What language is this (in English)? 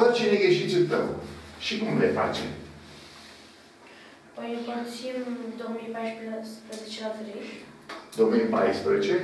Romanian